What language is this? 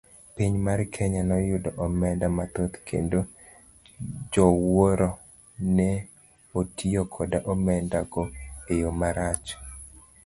Luo (Kenya and Tanzania)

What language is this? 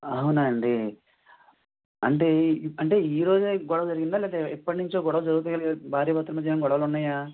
Telugu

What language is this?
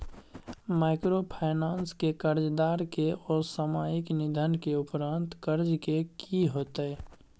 Maithili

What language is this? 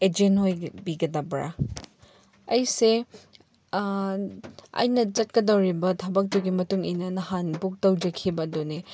Manipuri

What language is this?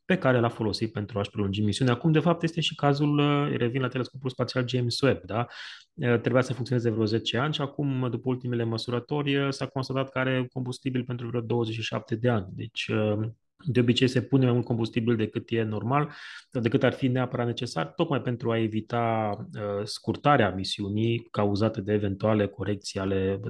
Romanian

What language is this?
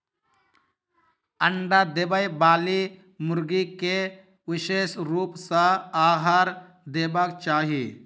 Maithili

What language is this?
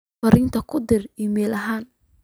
Somali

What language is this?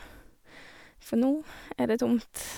Norwegian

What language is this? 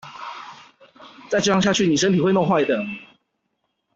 Chinese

